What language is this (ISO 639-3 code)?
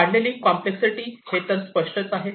mar